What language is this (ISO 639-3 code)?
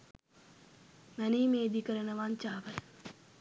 sin